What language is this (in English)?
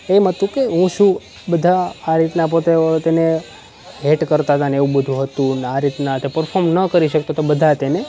Gujarati